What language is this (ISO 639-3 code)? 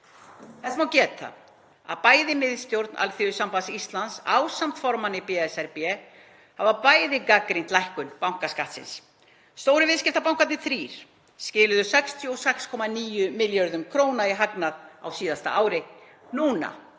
isl